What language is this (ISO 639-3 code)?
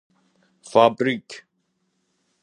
fas